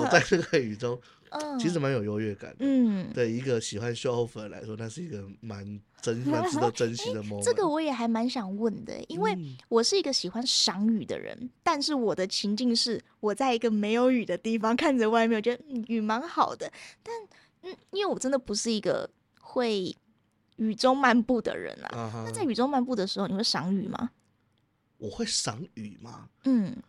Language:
Chinese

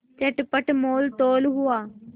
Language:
Hindi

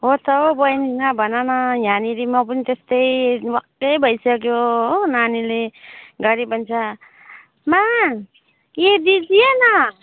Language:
Nepali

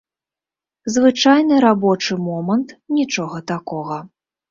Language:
Belarusian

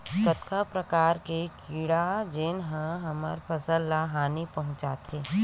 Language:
Chhattisgarhi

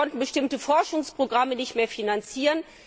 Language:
German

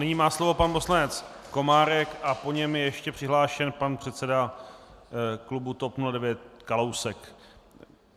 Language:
Czech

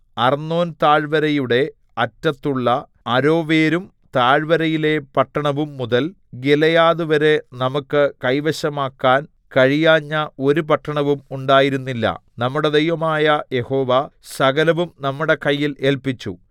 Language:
Malayalam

